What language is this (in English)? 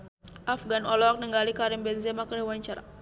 Sundanese